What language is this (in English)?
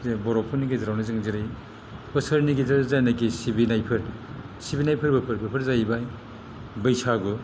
Bodo